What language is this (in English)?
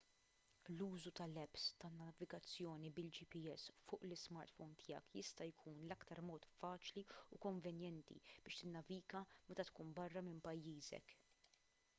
Maltese